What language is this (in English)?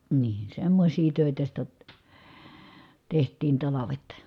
Finnish